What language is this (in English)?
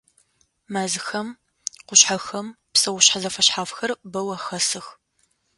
Adyghe